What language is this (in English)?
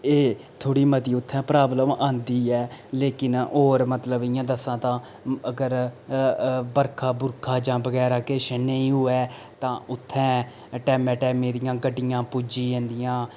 Dogri